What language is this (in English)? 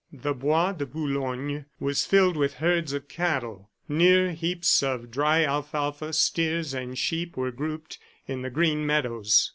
English